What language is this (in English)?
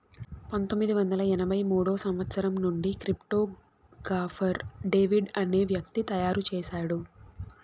Telugu